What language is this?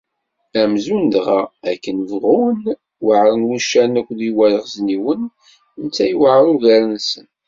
Kabyle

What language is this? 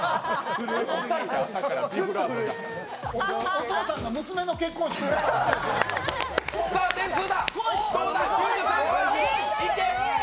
Japanese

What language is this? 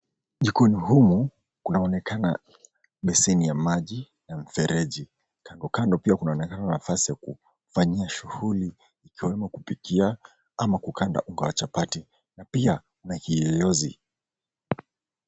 Swahili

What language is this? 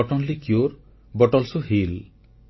Odia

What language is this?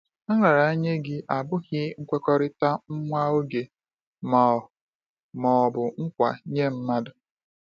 Igbo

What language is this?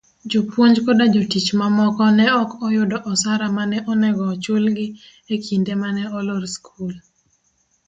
Luo (Kenya and Tanzania)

